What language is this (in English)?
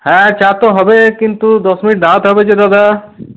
Bangla